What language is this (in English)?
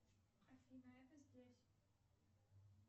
Russian